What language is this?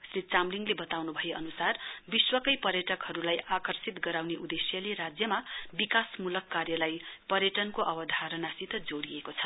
Nepali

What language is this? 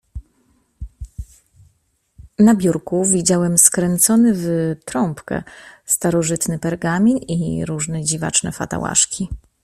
Polish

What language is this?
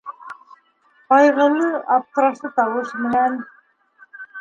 Bashkir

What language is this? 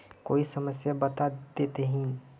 Magahi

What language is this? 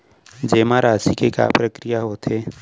Chhattisgarhi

